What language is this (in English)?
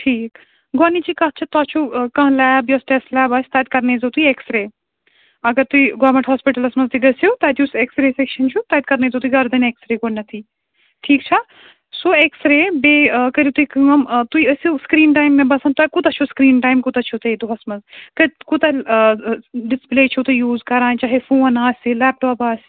Kashmiri